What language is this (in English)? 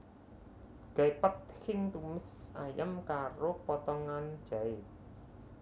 Javanese